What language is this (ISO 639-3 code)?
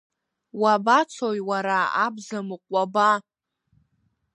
abk